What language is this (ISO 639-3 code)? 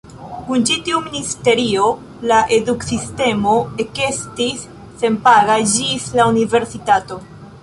epo